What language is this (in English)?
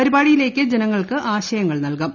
Malayalam